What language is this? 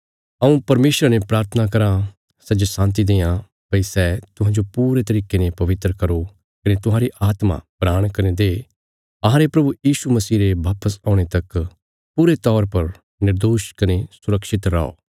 Bilaspuri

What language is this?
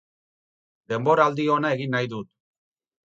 Basque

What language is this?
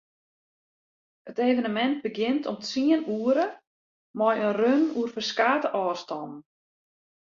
Western Frisian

